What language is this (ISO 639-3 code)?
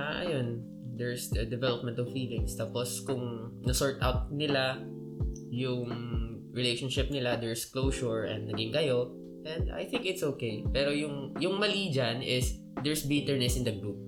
fil